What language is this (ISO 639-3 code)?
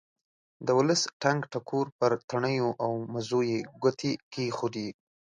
pus